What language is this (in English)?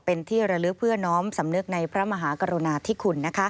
Thai